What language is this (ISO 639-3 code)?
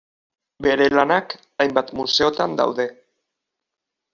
eus